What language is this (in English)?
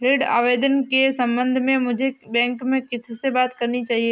Hindi